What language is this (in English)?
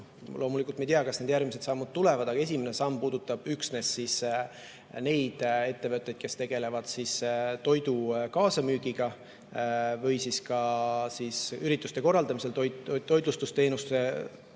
Estonian